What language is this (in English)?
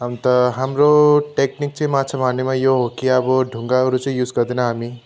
Nepali